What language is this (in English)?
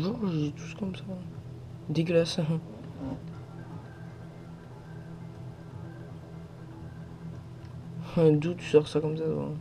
French